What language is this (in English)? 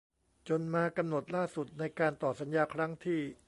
Thai